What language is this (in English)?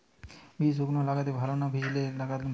Bangla